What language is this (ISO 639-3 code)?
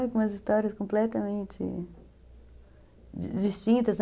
por